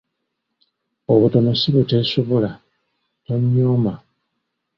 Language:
Ganda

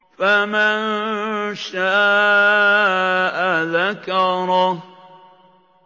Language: Arabic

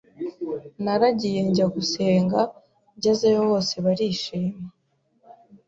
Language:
Kinyarwanda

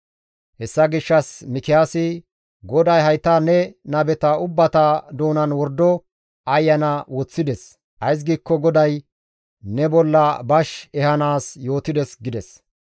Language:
Gamo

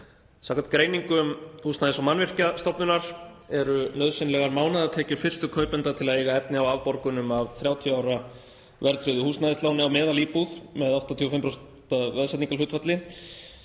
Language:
Icelandic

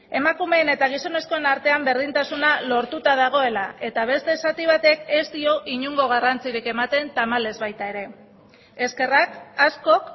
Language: Basque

